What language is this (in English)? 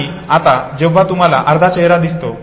Marathi